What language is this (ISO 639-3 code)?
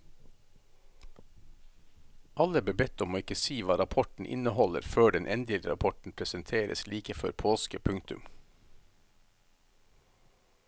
nor